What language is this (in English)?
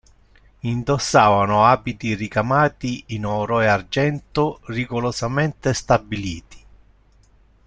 Italian